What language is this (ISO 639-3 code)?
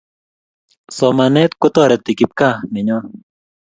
kln